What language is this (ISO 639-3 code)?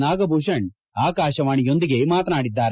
kan